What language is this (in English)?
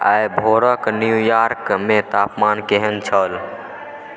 Maithili